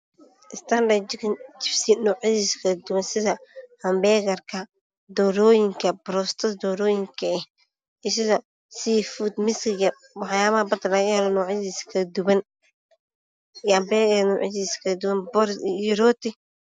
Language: Somali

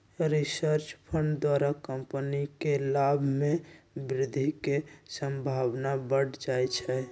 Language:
Magahi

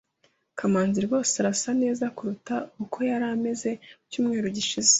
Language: Kinyarwanda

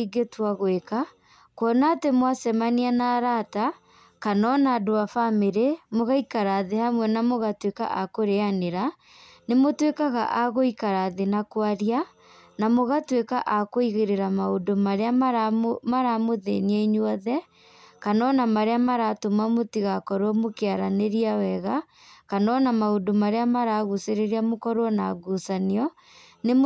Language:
Kikuyu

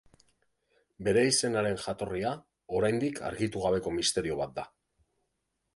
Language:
Basque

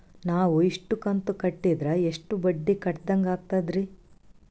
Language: Kannada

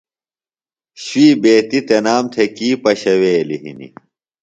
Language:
Phalura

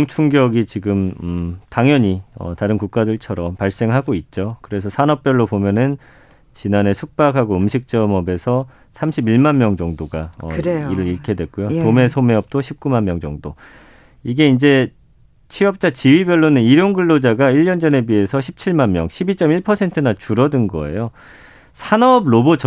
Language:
Korean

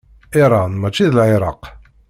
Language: Kabyle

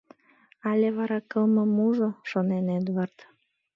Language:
Mari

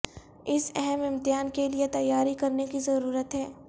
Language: Urdu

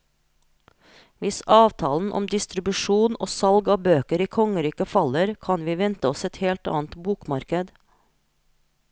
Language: Norwegian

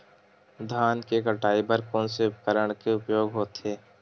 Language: Chhattisgarhi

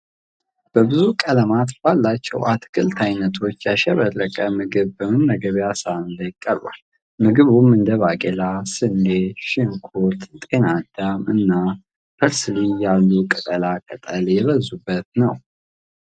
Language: Amharic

